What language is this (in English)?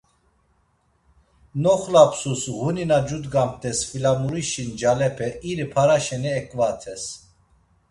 Laz